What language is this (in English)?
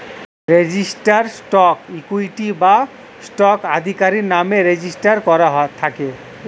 Bangla